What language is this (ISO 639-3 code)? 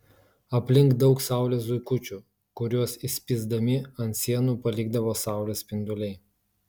lit